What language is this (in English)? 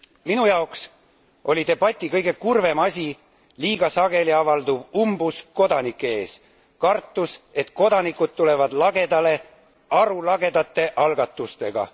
Estonian